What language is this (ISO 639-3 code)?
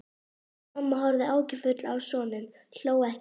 isl